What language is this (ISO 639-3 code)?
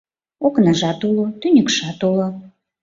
chm